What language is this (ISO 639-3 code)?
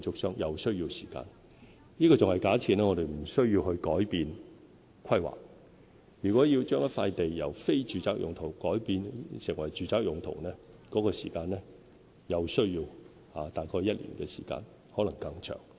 yue